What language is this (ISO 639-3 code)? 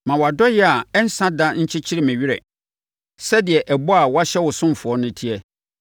aka